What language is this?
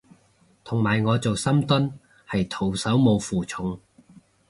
Cantonese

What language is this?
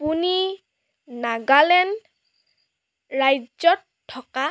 Assamese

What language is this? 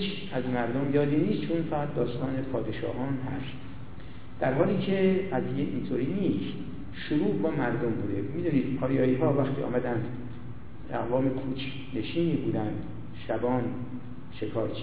Persian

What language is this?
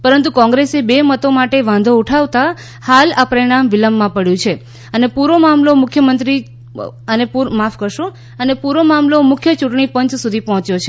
Gujarati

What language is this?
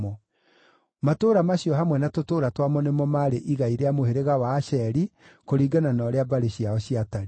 Kikuyu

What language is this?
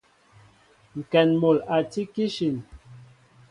Mbo (Cameroon)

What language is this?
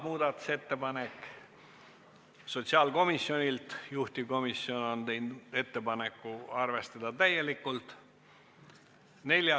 Estonian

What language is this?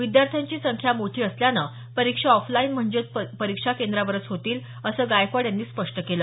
Marathi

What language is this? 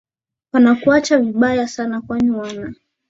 Swahili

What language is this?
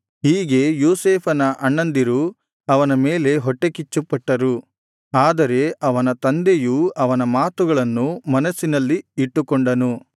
Kannada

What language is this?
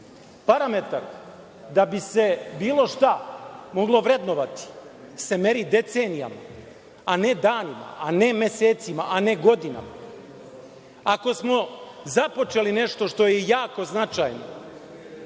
Serbian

